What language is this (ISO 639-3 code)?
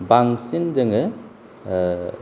brx